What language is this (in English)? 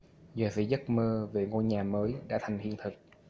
Vietnamese